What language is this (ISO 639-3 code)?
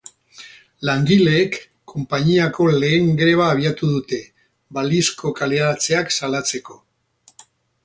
eus